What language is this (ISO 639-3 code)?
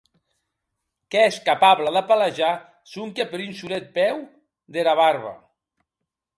oci